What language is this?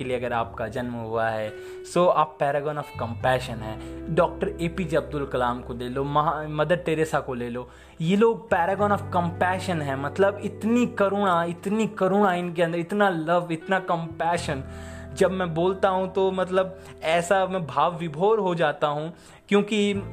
Hindi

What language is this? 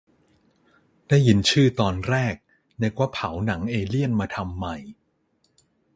Thai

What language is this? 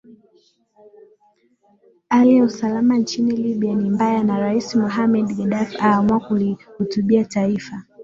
Swahili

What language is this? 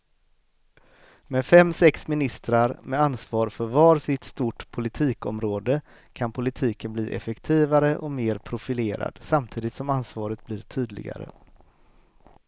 Swedish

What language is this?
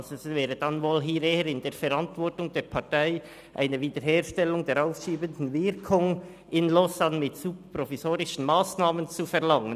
Swiss German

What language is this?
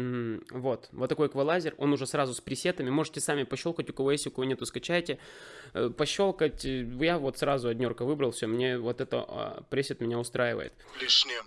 Russian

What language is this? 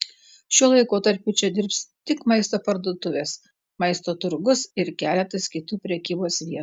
Lithuanian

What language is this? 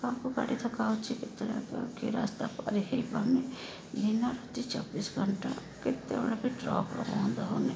Odia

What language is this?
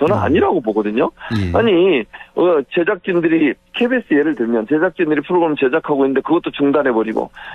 Korean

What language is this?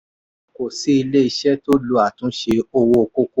Yoruba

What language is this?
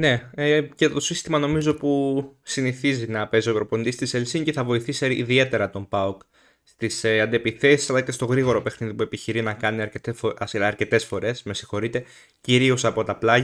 Greek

